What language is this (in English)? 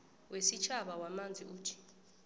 South Ndebele